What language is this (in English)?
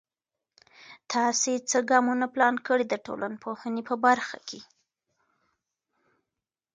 Pashto